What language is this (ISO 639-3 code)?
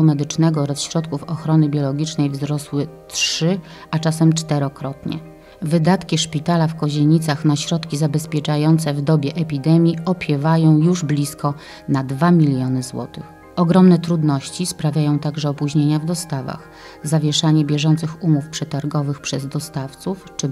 pol